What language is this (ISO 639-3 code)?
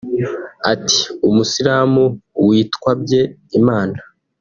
kin